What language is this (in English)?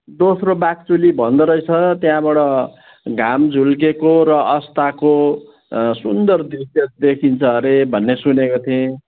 Nepali